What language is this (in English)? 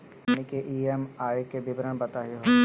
Magahi